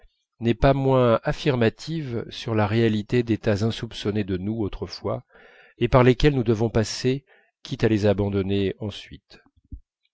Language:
French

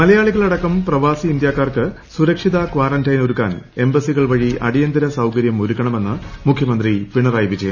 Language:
Malayalam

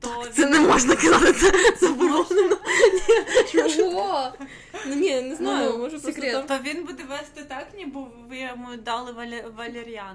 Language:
Ukrainian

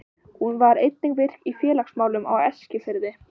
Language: Icelandic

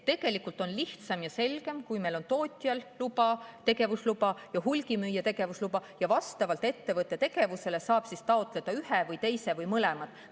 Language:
Estonian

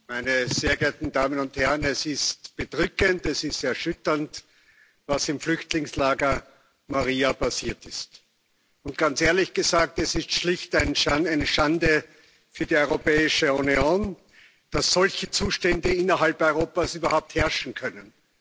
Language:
German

